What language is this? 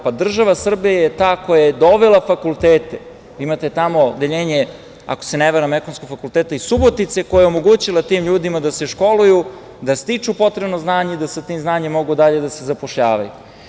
Serbian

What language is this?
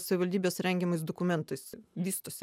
Lithuanian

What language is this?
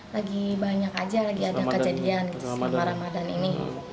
Indonesian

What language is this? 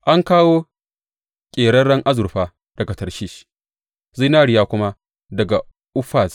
Hausa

